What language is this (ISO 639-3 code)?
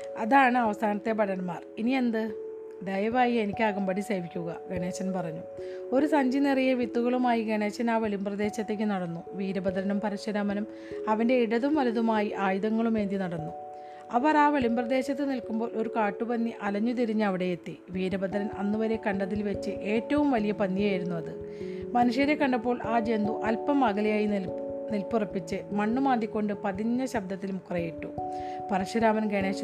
mal